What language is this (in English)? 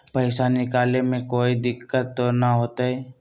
Magahi